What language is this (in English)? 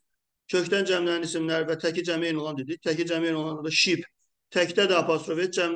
Turkish